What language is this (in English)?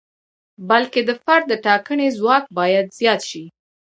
Pashto